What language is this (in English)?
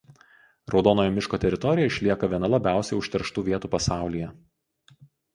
Lithuanian